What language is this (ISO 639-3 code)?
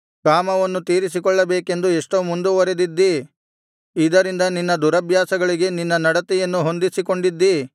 kan